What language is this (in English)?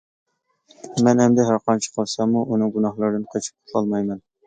Uyghur